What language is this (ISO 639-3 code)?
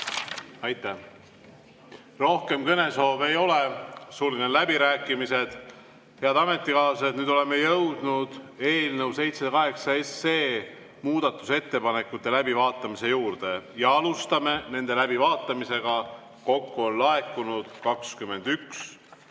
est